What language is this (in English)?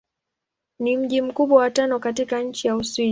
Swahili